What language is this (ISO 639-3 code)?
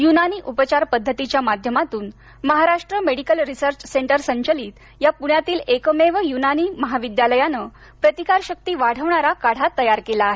mar